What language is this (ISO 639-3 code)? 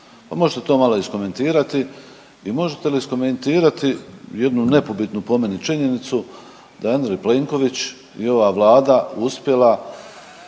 hrv